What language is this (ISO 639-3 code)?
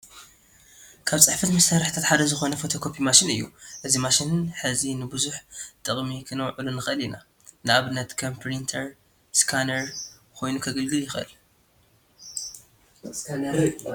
tir